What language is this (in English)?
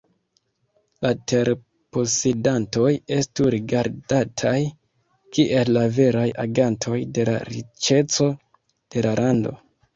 Esperanto